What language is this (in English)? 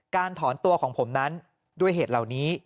Thai